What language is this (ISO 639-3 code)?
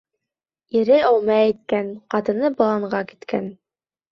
bak